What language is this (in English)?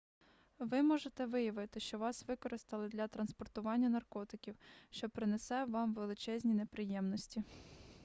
Ukrainian